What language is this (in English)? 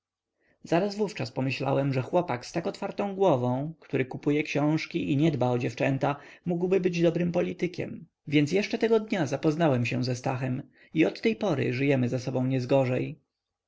Polish